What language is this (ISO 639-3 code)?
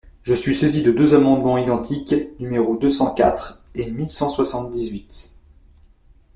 fra